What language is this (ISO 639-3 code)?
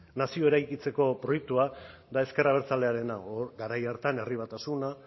eus